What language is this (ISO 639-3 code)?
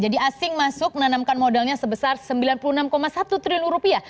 ind